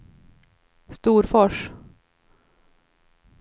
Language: Swedish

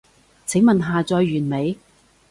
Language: Cantonese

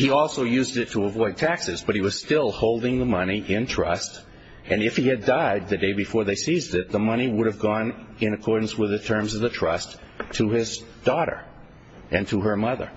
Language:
English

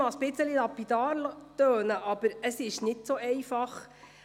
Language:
Swiss German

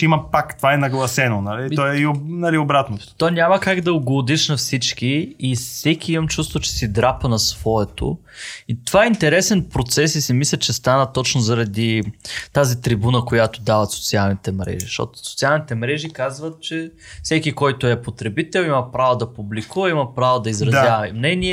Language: Bulgarian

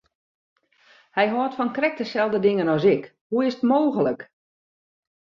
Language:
Western Frisian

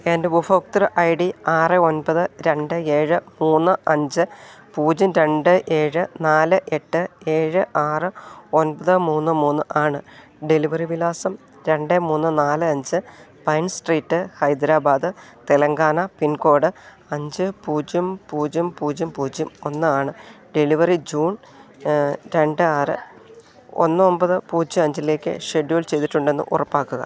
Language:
Malayalam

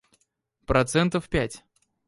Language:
Russian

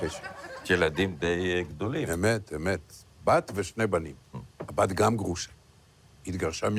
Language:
Hebrew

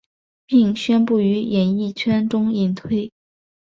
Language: Chinese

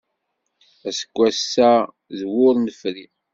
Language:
Kabyle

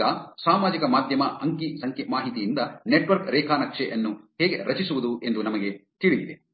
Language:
Kannada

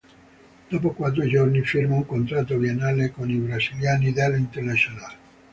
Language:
Italian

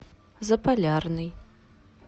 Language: Russian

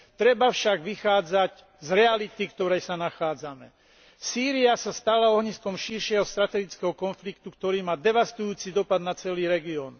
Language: Slovak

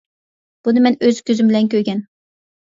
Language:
Uyghur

